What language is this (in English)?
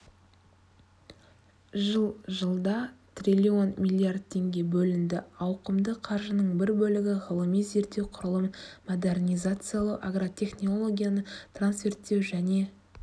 Kazakh